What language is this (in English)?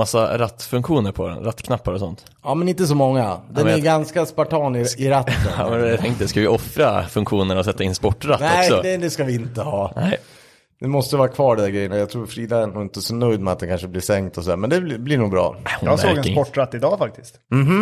Swedish